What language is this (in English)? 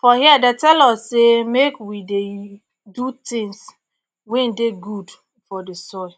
Nigerian Pidgin